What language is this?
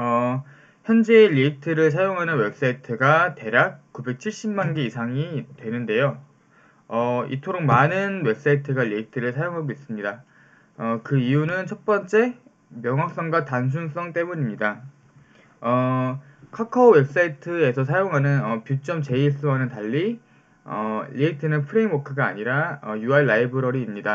Korean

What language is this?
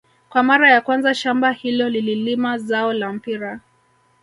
Swahili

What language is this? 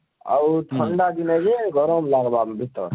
Odia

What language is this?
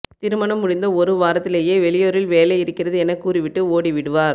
Tamil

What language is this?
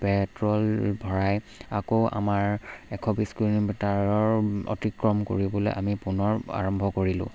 Assamese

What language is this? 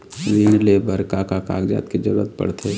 Chhattisgarhi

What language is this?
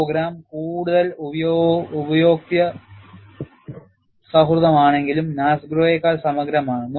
Malayalam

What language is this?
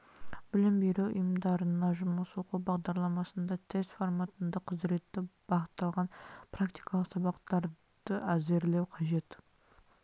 Kazakh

